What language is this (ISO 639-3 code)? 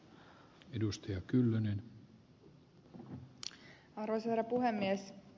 fin